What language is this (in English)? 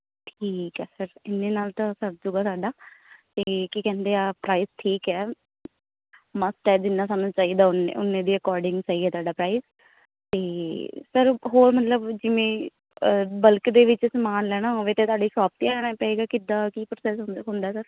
Punjabi